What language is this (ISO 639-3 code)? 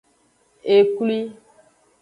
ajg